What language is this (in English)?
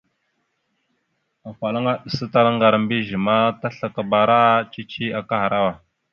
Mada (Cameroon)